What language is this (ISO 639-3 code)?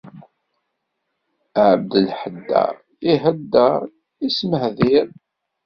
kab